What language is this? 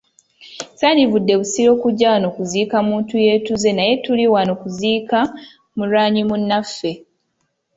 Ganda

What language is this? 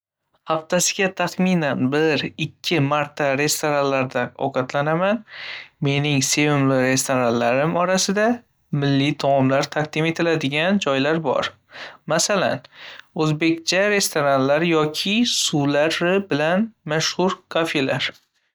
Uzbek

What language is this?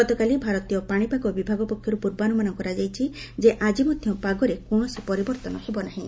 Odia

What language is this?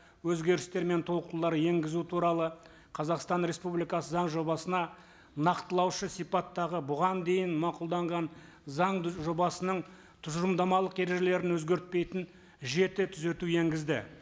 Kazakh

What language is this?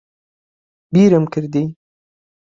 Central Kurdish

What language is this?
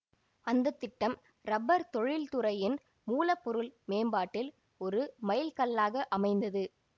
Tamil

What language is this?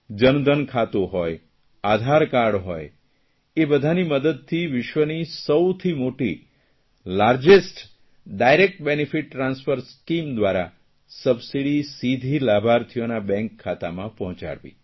Gujarati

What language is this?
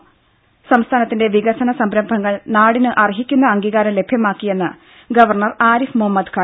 Malayalam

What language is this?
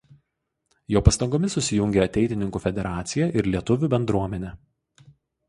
Lithuanian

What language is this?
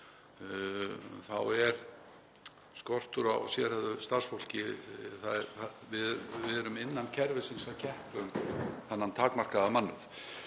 Icelandic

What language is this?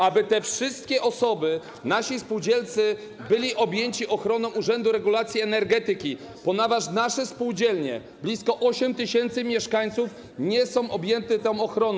Polish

